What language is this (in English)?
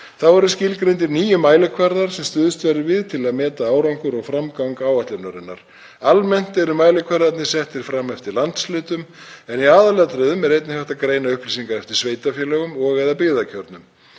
Icelandic